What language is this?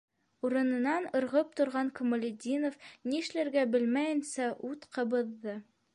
Bashkir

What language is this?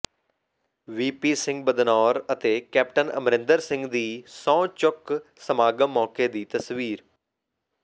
Punjabi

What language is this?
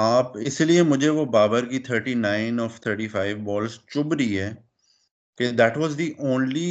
Urdu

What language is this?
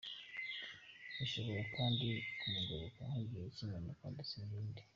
Kinyarwanda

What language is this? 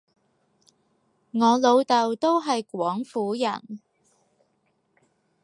Cantonese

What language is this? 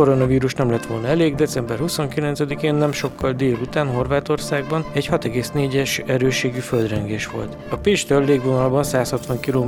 Hungarian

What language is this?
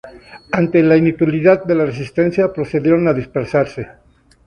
Spanish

